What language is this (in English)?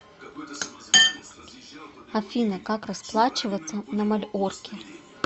Russian